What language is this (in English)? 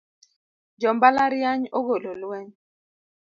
Luo (Kenya and Tanzania)